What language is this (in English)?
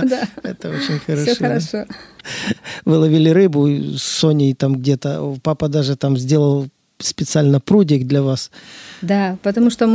Russian